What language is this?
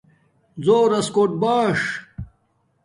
Domaaki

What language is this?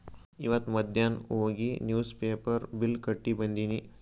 Kannada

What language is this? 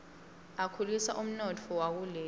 Swati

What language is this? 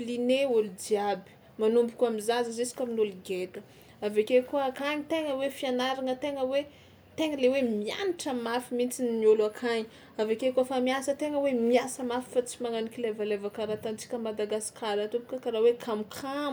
Tsimihety Malagasy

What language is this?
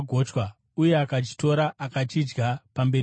Shona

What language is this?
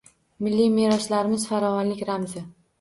Uzbek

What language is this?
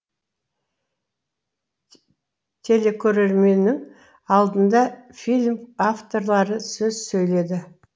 Kazakh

